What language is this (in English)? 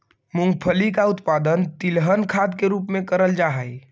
Magahi